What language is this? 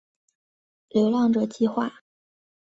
Chinese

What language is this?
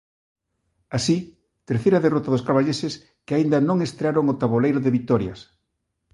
Galician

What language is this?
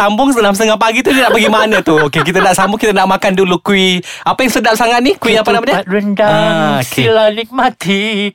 Malay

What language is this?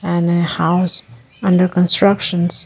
English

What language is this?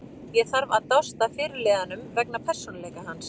Icelandic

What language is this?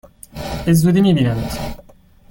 Persian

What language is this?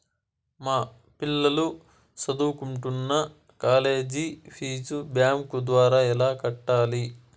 Telugu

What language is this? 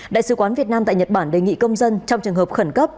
Vietnamese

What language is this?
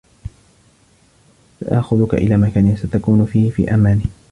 Arabic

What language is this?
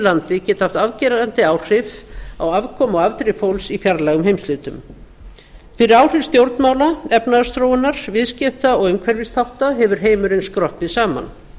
Icelandic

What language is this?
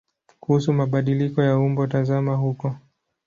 Swahili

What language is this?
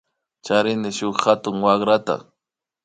Imbabura Highland Quichua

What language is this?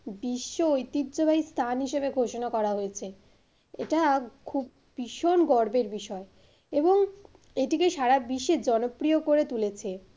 Bangla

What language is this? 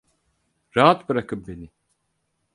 Turkish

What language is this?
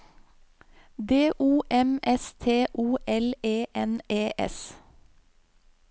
Norwegian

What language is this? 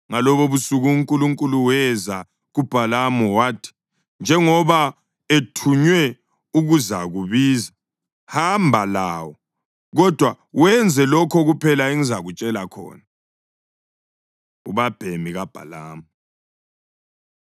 North Ndebele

